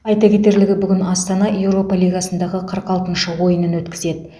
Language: Kazakh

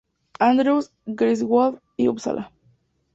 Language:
Spanish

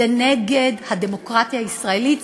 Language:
Hebrew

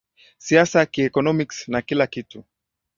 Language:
Swahili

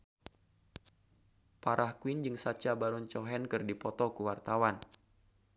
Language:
Sundanese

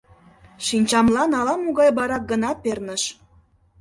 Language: Mari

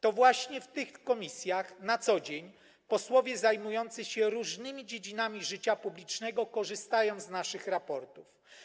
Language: Polish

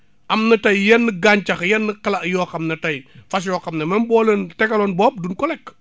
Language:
Wolof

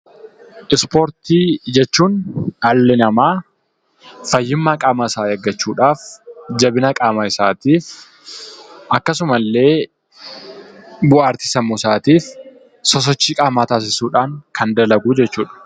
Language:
Oromo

